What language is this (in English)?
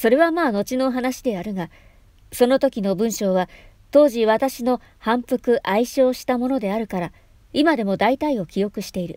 Japanese